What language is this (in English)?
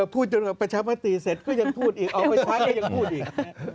Thai